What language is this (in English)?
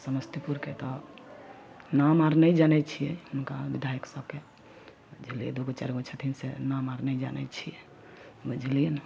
Maithili